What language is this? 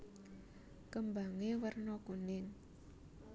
Javanese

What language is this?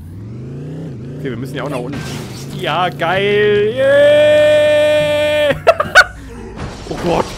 German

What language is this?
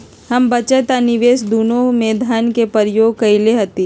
Magahi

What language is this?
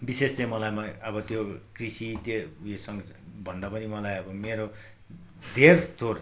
Nepali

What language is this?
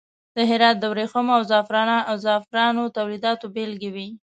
Pashto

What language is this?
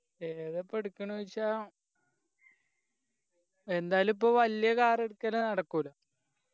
Malayalam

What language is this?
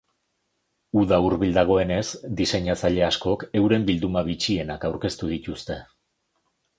Basque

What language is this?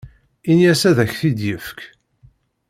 Kabyle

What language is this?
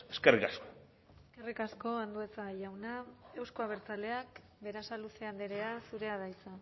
Basque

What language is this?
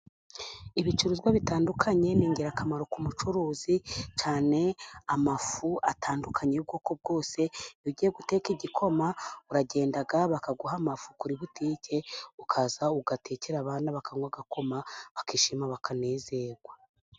Kinyarwanda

